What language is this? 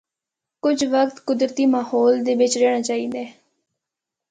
Northern Hindko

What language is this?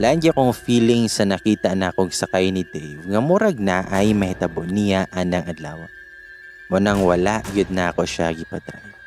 Filipino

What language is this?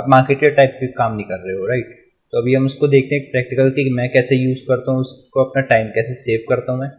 Hindi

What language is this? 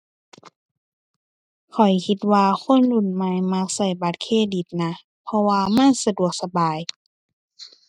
Thai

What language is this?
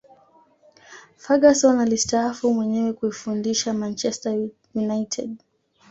Swahili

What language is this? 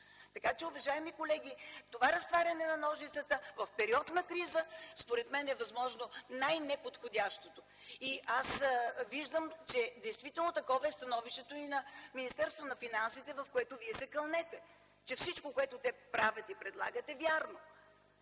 Bulgarian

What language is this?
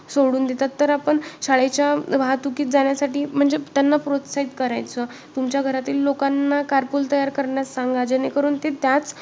Marathi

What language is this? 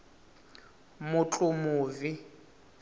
Tsonga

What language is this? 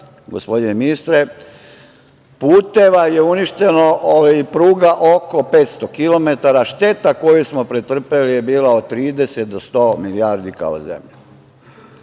Serbian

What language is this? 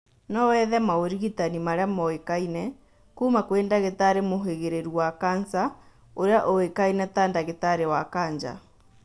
Kikuyu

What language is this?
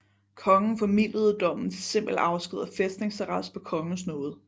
Danish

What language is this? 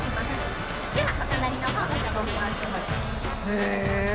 Japanese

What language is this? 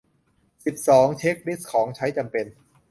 Thai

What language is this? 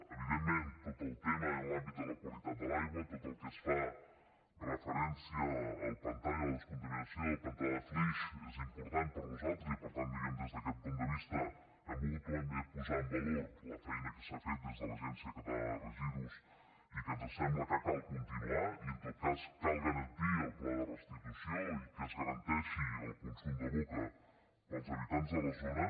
Catalan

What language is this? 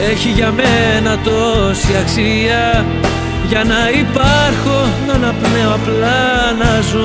Greek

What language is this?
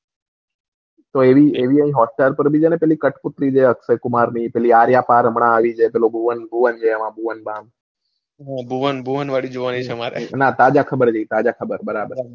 Gujarati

